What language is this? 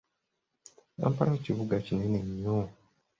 Ganda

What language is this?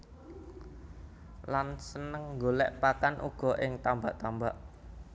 Javanese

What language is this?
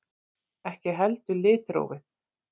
Icelandic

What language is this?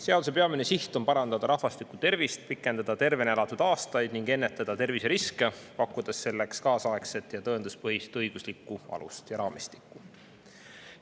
Estonian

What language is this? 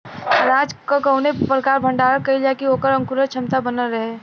Bhojpuri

